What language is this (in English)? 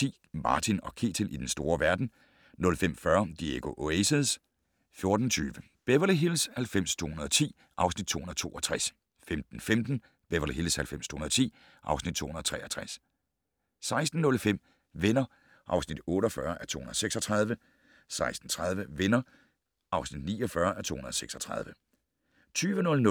Danish